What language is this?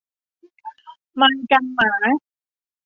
Thai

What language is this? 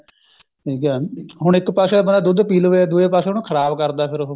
Punjabi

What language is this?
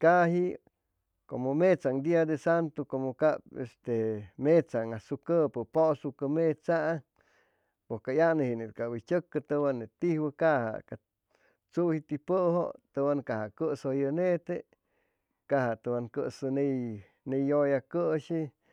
Chimalapa Zoque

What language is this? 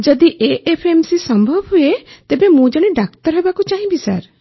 Odia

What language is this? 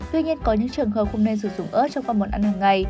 Vietnamese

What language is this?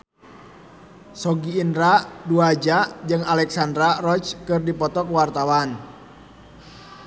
Sundanese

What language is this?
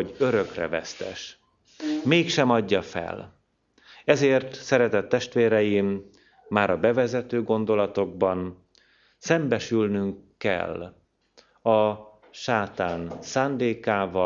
Hungarian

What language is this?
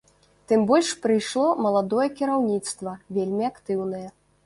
Belarusian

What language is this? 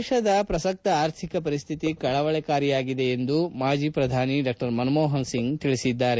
Kannada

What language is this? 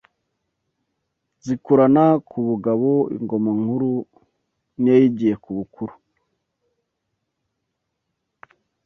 Kinyarwanda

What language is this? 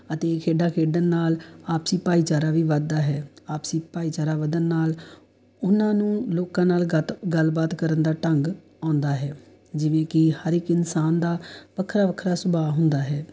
Punjabi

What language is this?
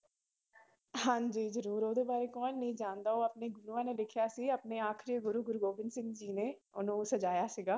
Punjabi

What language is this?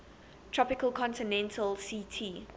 English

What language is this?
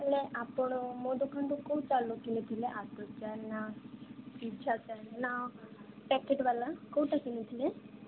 Odia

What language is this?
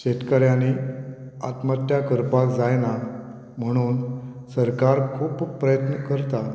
Konkani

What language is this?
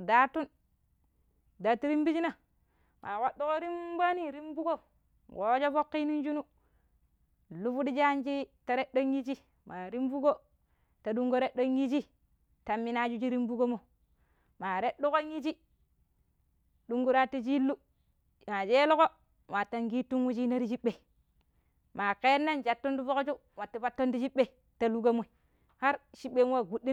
Pero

